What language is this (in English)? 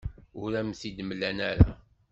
Kabyle